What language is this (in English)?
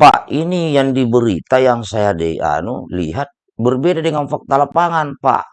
Indonesian